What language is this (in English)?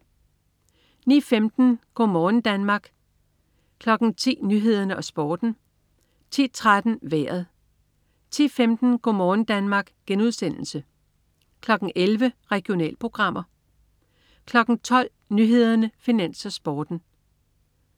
Danish